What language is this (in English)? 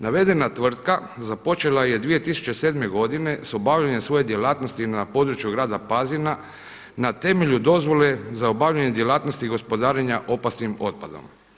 Croatian